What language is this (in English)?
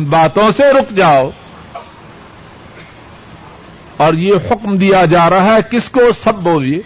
Urdu